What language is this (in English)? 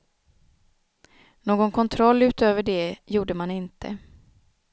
Swedish